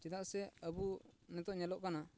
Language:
Santali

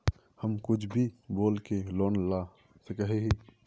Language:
Magahi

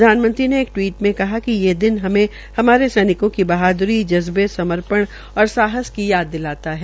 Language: Hindi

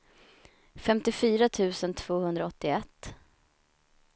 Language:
Swedish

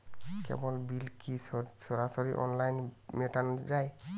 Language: Bangla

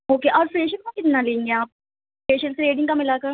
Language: Urdu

